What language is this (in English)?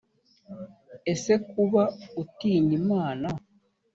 Kinyarwanda